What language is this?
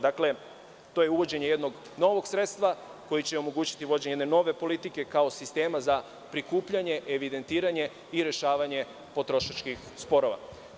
Serbian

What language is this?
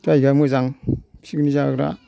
Bodo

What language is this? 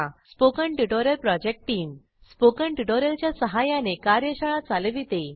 Marathi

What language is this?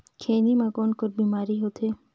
Chhattisgarhi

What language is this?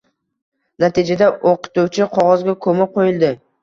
Uzbek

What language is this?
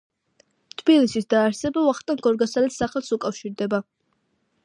Georgian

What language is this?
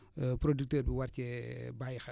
Wolof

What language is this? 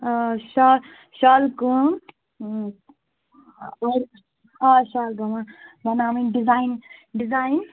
Kashmiri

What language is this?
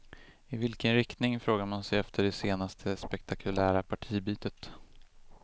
Swedish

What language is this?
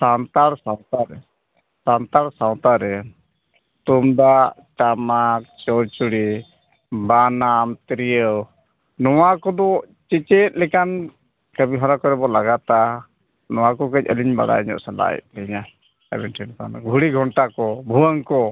Santali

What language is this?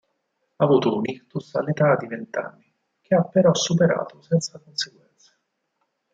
Italian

